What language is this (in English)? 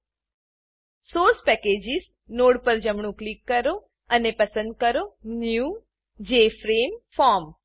Gujarati